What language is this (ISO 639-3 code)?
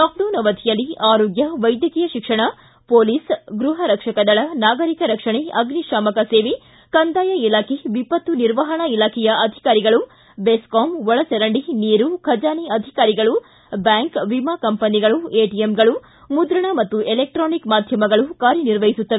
kan